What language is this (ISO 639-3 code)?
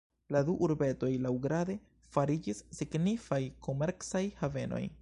epo